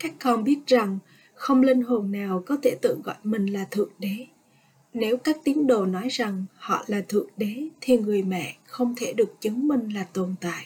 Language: Vietnamese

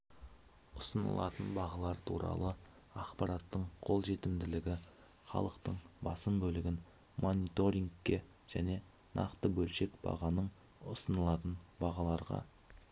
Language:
Kazakh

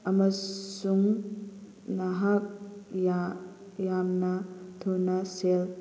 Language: Manipuri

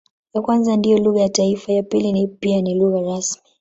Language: Swahili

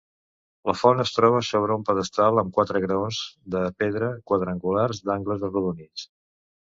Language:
Catalan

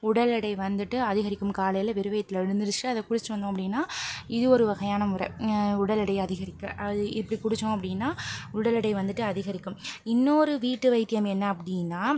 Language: Tamil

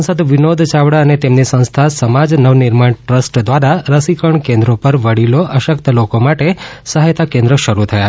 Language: Gujarati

